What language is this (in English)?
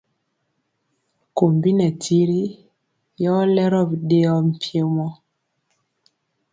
Mpiemo